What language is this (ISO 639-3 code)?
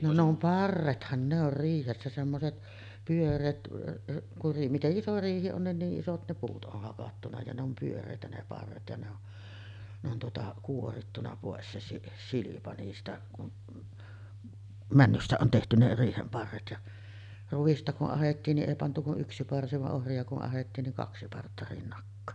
fin